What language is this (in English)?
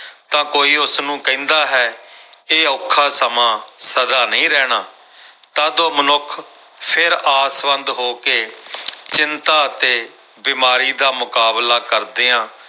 Punjabi